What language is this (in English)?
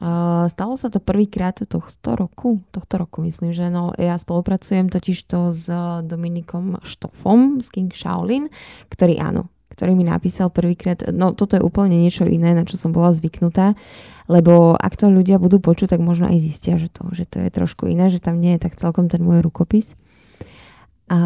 Slovak